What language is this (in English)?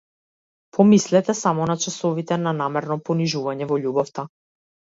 Macedonian